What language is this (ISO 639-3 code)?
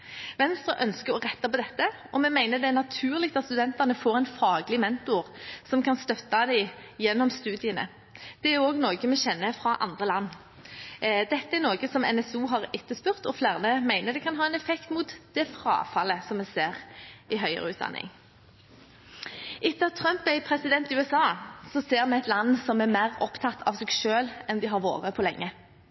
nob